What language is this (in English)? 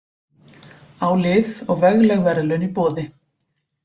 Icelandic